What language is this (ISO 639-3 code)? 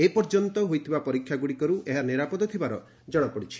ori